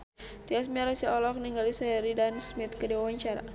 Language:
Sundanese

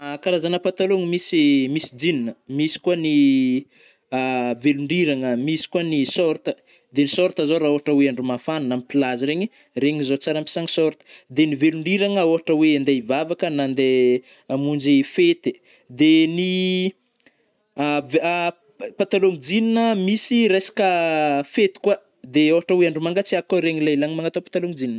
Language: Northern Betsimisaraka Malagasy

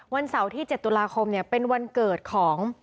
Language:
Thai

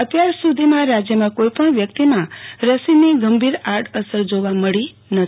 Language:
Gujarati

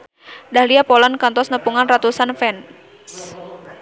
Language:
Sundanese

